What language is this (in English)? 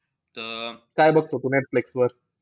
Marathi